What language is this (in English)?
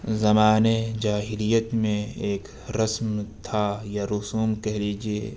Urdu